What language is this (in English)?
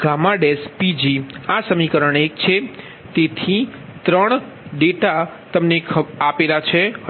Gujarati